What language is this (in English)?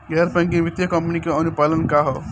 Bhojpuri